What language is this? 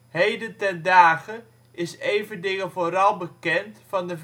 Dutch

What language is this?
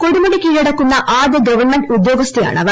Malayalam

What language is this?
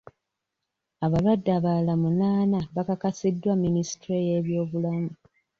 Ganda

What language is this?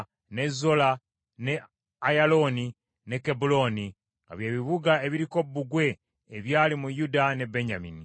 Ganda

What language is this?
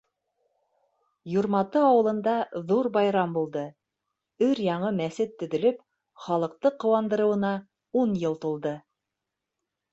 Bashkir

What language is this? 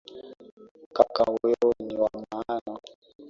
Swahili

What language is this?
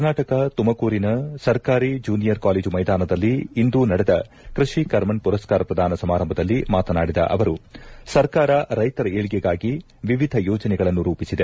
Kannada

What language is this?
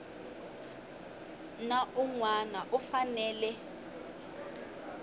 Tsonga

